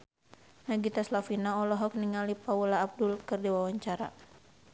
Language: Sundanese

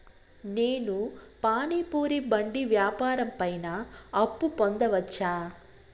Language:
Telugu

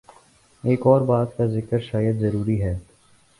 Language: Urdu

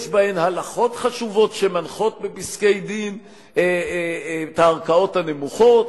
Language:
Hebrew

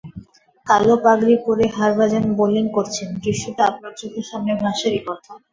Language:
Bangla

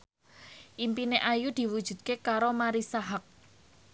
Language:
Javanese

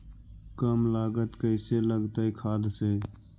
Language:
Magahi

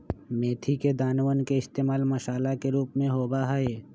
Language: Magahi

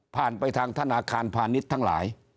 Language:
Thai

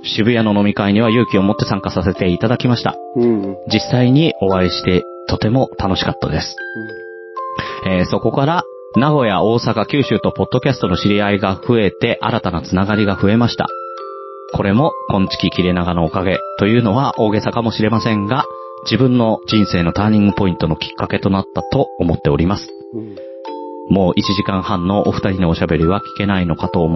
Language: Japanese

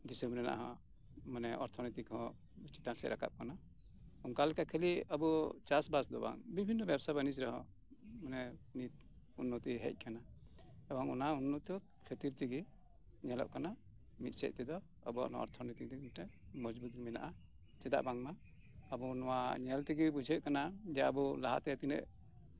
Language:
Santali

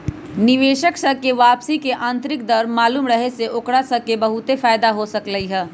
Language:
Magahi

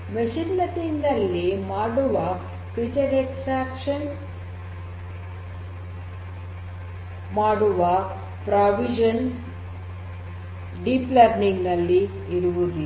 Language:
Kannada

